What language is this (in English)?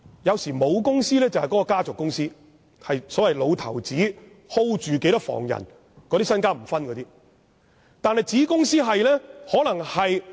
Cantonese